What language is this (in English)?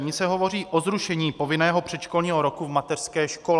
Czech